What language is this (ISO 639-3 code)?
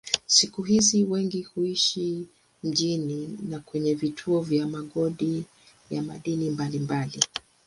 swa